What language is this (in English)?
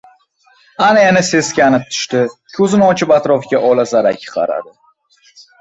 Uzbek